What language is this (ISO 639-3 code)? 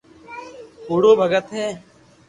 lrk